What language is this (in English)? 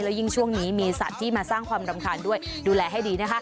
Thai